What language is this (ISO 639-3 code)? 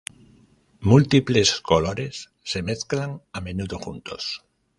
spa